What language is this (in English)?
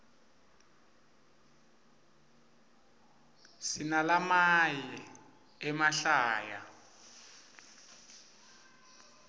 Swati